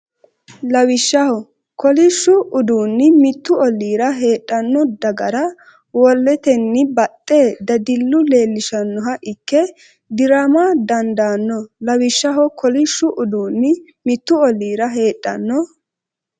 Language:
Sidamo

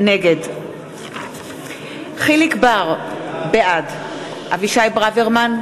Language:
Hebrew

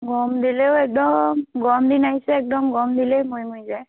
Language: Assamese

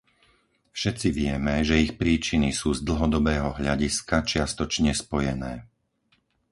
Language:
Slovak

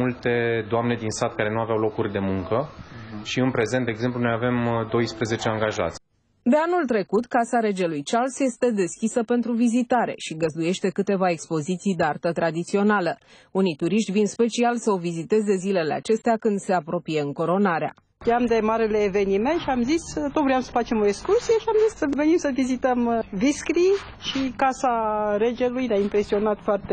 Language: Romanian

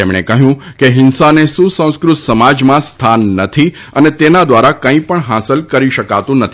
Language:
Gujarati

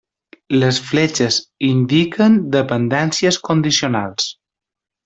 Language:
Catalan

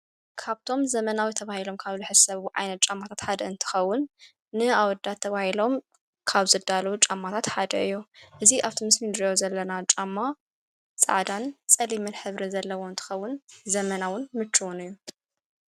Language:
Tigrinya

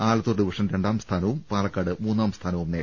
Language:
Malayalam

